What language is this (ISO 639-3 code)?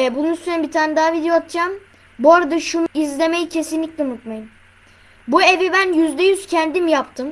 tur